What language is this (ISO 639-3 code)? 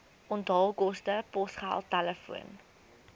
afr